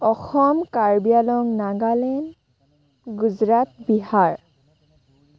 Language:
Assamese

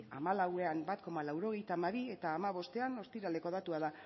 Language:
Basque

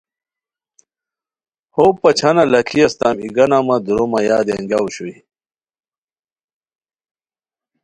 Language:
Khowar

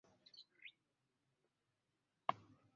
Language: Ganda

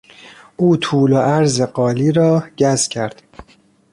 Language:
Persian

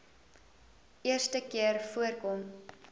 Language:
Afrikaans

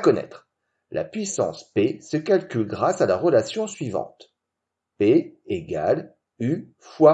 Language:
French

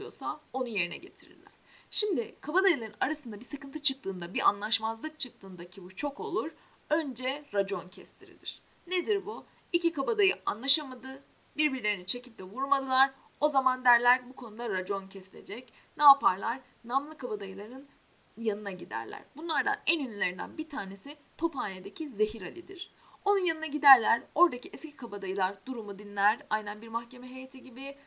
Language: Turkish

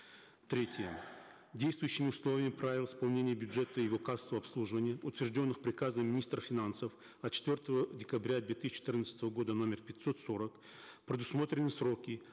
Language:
Kazakh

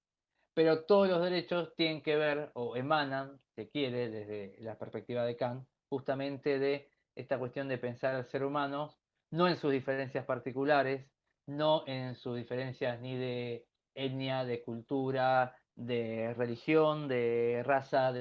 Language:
Spanish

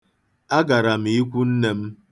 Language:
Igbo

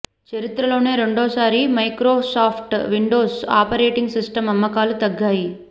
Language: Telugu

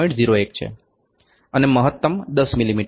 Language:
Gujarati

